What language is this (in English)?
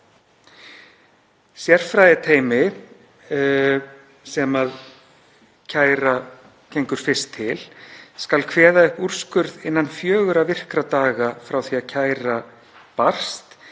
Icelandic